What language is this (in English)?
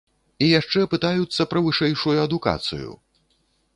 Belarusian